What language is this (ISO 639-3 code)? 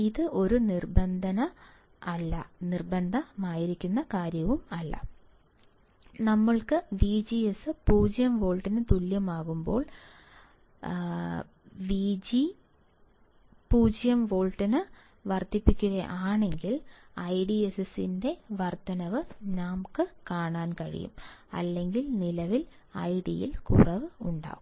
mal